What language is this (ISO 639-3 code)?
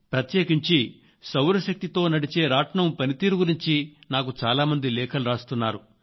tel